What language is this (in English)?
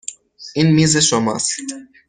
Persian